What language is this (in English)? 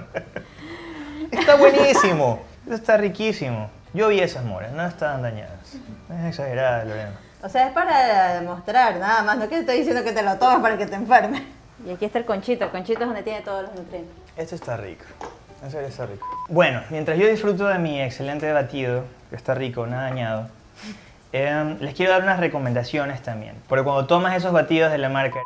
Spanish